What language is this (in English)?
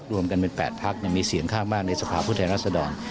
Thai